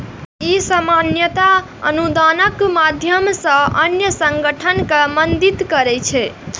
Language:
Maithili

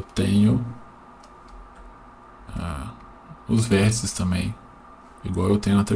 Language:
Portuguese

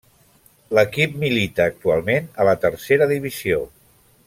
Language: Catalan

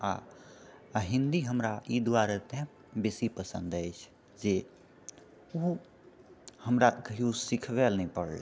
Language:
Maithili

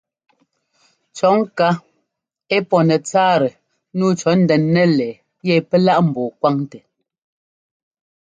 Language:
Ngomba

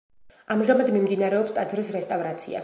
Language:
Georgian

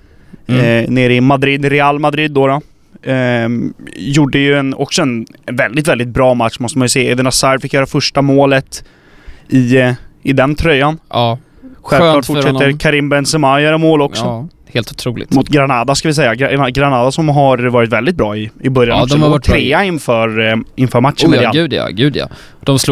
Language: Swedish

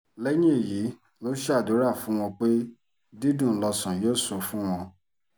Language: Yoruba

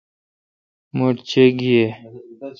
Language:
Kalkoti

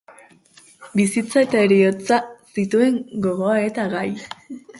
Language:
Basque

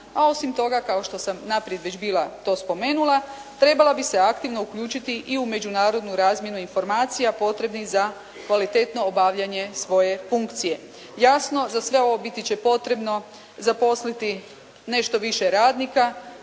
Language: Croatian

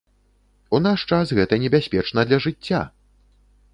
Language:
Belarusian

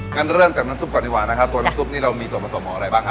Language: Thai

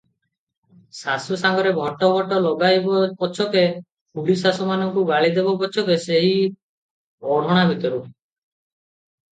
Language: Odia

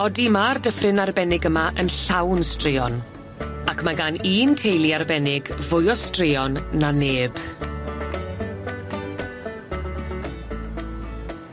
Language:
Welsh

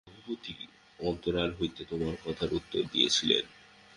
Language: Bangla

